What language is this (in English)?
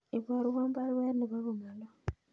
Kalenjin